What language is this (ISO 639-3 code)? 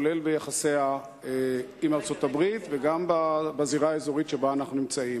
heb